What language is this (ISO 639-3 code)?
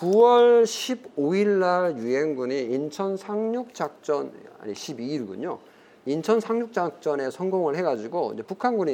kor